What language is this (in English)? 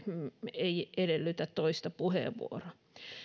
Finnish